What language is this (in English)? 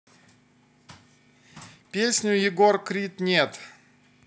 Russian